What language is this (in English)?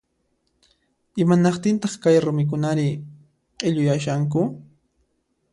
Puno Quechua